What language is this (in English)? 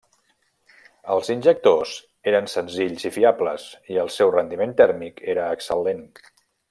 Catalan